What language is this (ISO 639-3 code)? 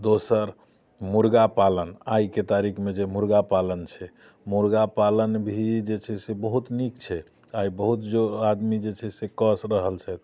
mai